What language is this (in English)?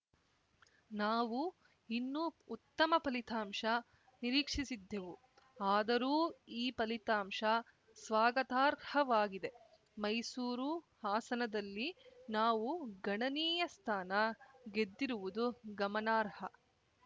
Kannada